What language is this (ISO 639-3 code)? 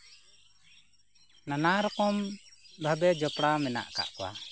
sat